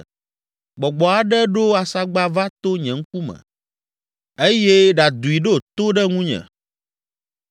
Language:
Ewe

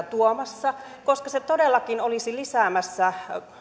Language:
Finnish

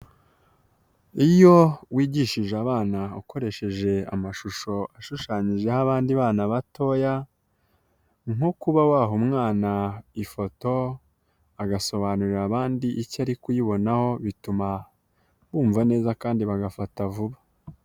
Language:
Kinyarwanda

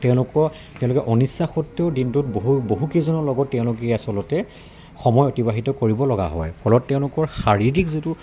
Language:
Assamese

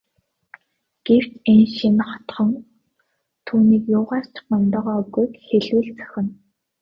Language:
Mongolian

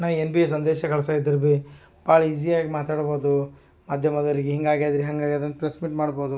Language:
Kannada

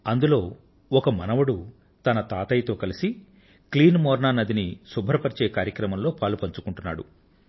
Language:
Telugu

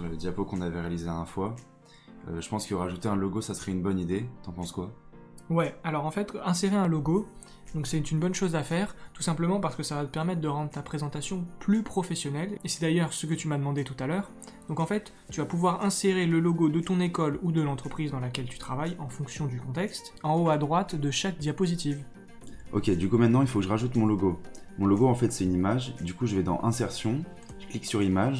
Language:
French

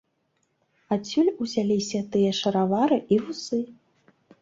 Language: Belarusian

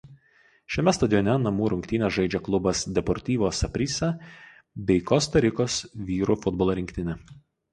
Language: Lithuanian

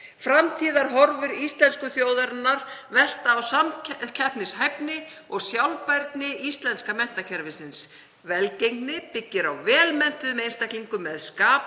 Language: Icelandic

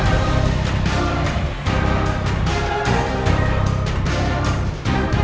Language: Indonesian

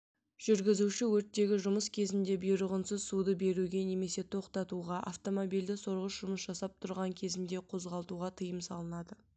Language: Kazakh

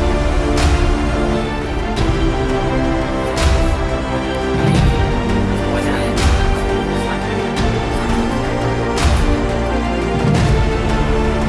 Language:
Indonesian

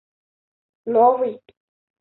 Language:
Russian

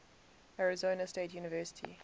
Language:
English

